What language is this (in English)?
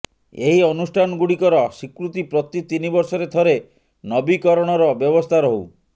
Odia